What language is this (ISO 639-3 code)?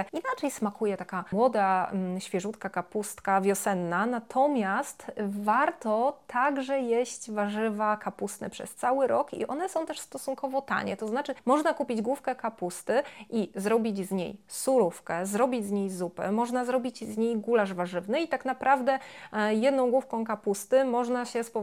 pol